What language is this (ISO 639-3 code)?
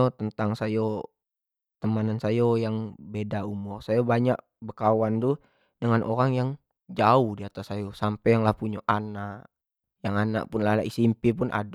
jax